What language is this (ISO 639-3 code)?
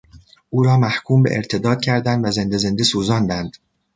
fas